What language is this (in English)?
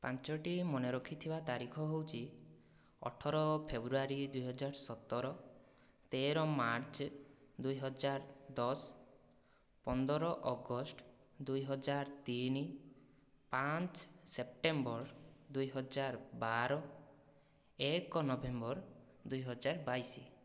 Odia